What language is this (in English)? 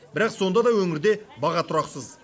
Kazakh